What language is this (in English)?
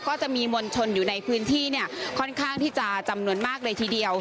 Thai